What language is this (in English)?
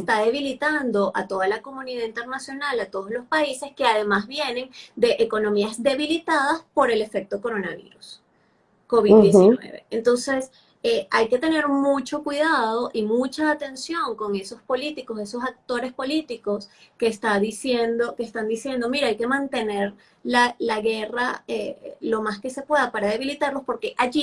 Spanish